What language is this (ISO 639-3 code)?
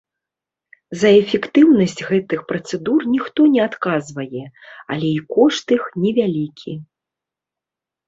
bel